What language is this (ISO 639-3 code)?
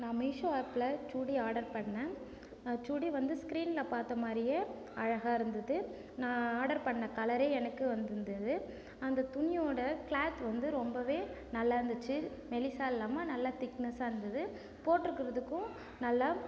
tam